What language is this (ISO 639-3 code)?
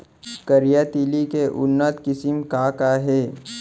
hne